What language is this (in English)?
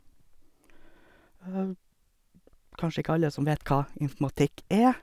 Norwegian